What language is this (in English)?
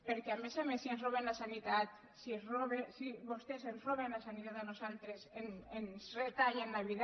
Catalan